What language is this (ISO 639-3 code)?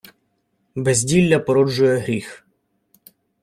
ukr